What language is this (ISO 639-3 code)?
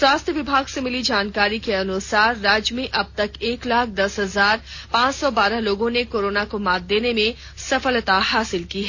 hin